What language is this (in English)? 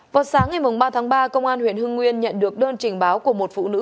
Vietnamese